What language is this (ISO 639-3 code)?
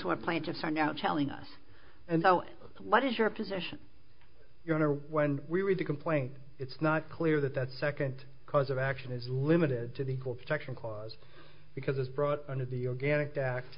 eng